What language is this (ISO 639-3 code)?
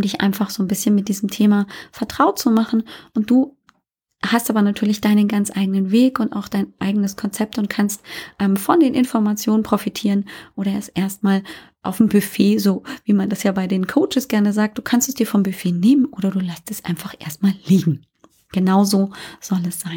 deu